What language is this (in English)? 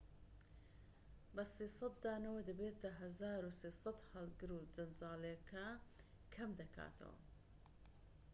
Central Kurdish